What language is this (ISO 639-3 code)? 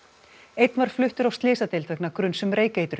isl